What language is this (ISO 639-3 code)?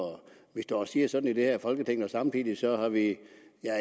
dan